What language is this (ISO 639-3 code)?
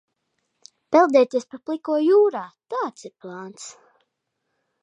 lav